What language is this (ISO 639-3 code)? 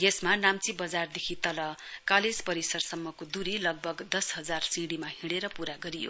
nep